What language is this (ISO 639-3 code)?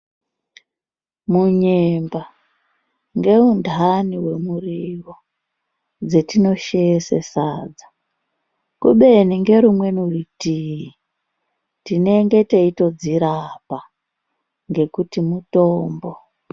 ndc